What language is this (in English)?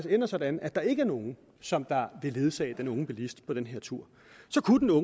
Danish